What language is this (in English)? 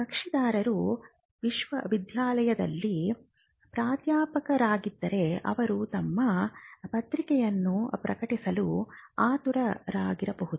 Kannada